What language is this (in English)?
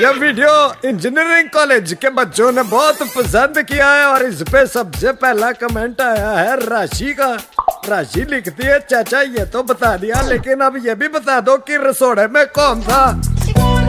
Hindi